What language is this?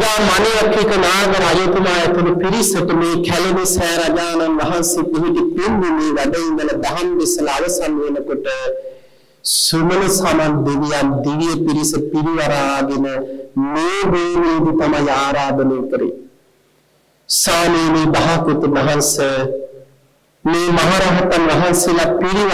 Arabic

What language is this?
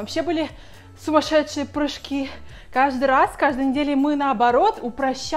Russian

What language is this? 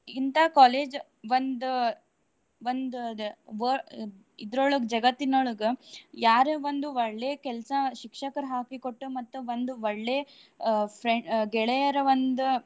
Kannada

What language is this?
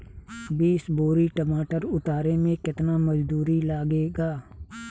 Bhojpuri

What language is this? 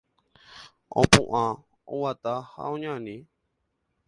Guarani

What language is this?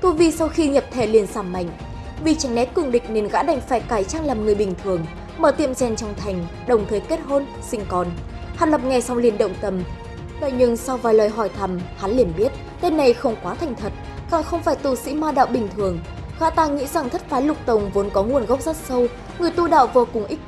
Vietnamese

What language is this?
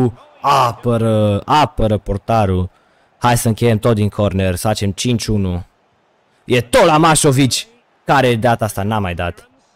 Romanian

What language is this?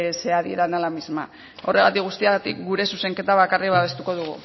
Basque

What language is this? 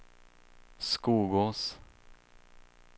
Swedish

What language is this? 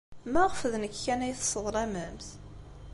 Kabyle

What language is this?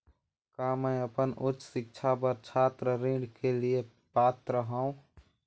Chhattisgarhi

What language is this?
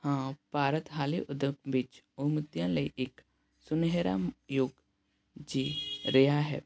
Punjabi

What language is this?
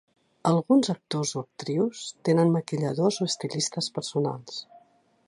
Catalan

